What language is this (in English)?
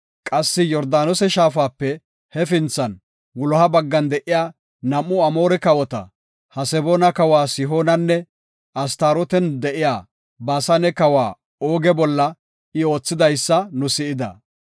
Gofa